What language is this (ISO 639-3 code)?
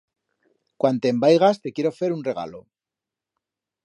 arg